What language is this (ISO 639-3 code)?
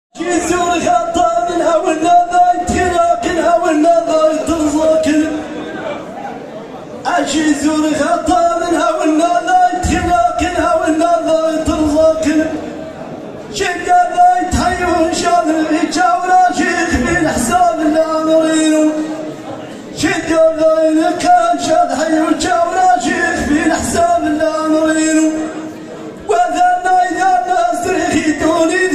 ara